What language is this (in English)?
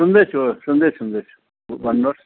Nepali